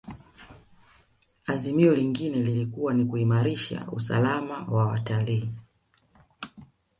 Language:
Swahili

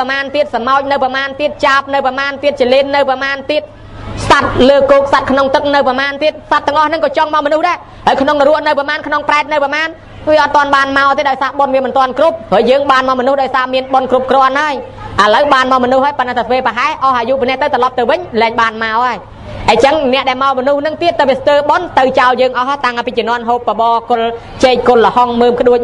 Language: Thai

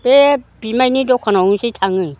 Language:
Bodo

